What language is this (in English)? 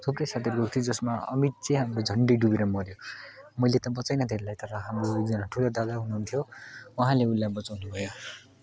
Nepali